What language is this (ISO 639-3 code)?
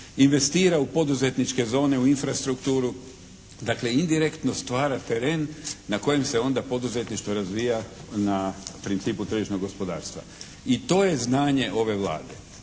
hrv